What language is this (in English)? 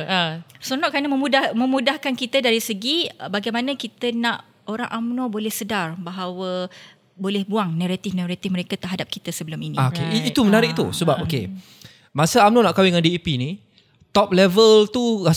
Malay